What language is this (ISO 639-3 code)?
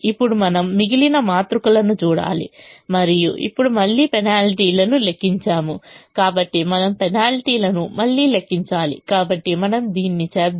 tel